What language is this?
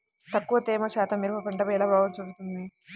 Telugu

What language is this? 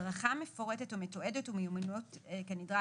Hebrew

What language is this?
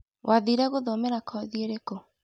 Kikuyu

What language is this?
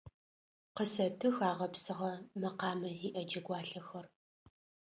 Adyghe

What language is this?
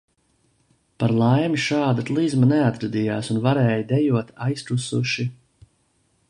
Latvian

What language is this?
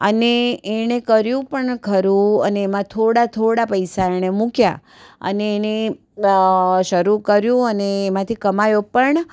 Gujarati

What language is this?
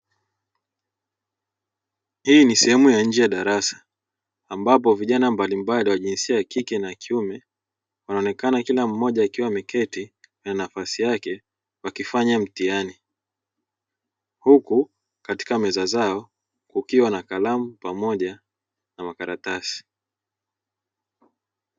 Swahili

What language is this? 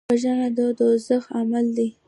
Pashto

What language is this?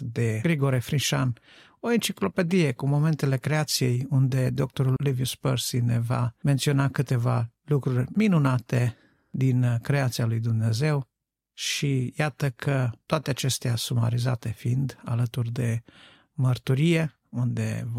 Romanian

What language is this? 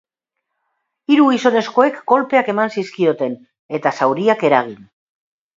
Basque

